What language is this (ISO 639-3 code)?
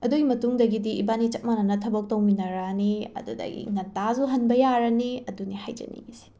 mni